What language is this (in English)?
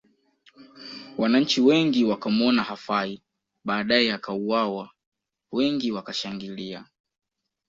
Swahili